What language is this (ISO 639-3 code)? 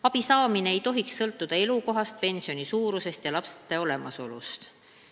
est